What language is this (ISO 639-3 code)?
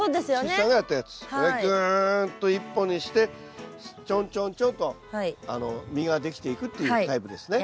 jpn